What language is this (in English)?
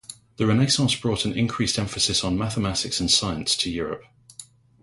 English